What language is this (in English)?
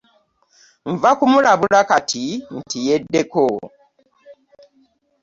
Ganda